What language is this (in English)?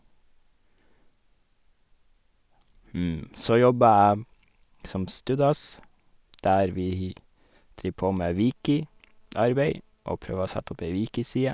Norwegian